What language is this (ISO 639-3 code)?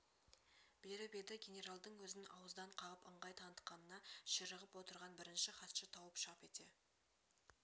kaz